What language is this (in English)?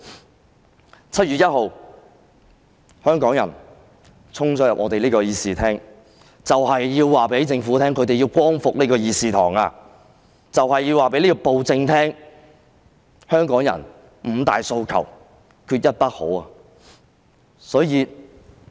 Cantonese